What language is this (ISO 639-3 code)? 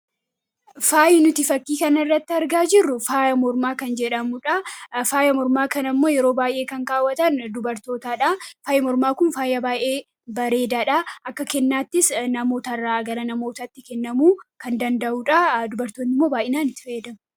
orm